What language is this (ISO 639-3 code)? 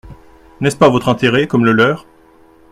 fra